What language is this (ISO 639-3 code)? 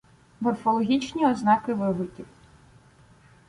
ukr